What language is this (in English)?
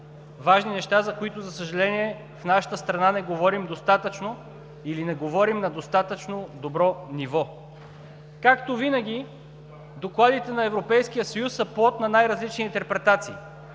Bulgarian